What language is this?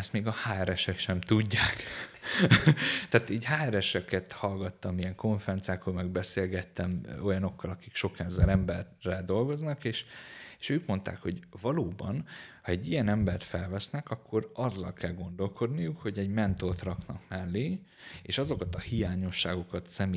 Hungarian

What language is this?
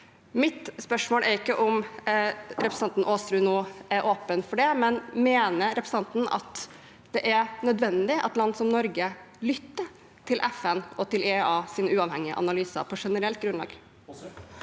Norwegian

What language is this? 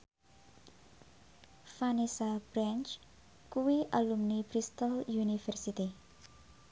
Javanese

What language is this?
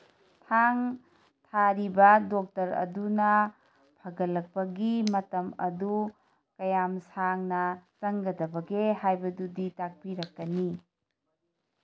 Manipuri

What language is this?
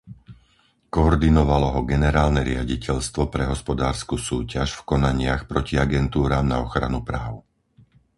Slovak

